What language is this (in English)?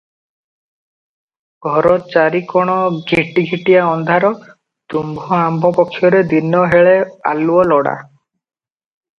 Odia